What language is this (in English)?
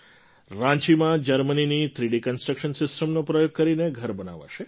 Gujarati